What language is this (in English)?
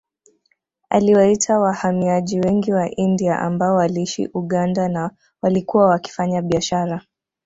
Swahili